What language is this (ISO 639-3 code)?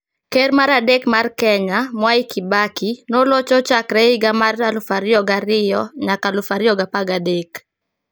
luo